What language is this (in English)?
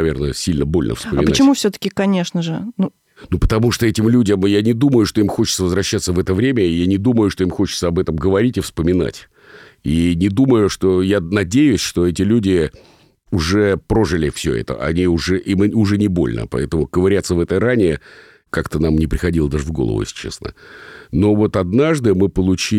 Russian